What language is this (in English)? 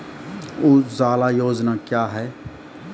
Maithili